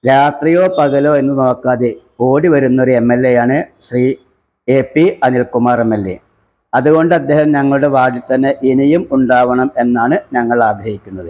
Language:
Malayalam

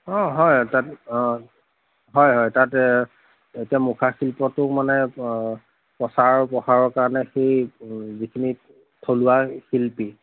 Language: Assamese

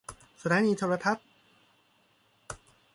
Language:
Thai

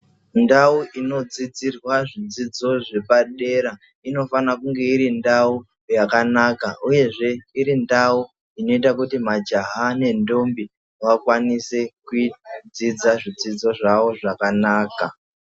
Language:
Ndau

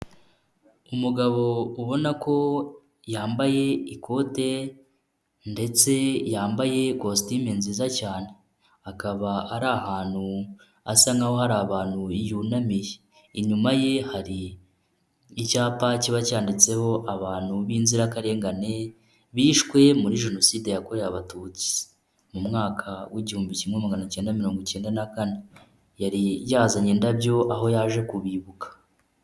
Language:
Kinyarwanda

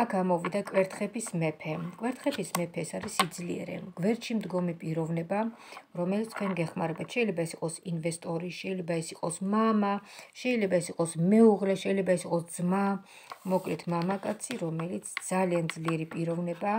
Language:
Romanian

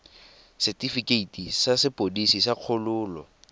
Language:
Tswana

